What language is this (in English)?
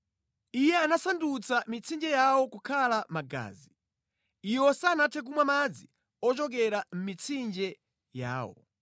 Nyanja